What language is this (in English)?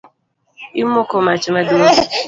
Luo (Kenya and Tanzania)